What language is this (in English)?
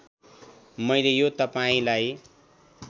Nepali